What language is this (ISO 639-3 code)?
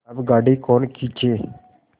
hin